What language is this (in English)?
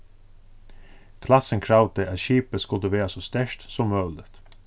Faroese